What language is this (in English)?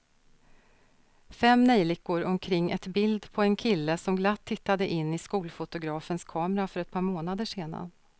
Swedish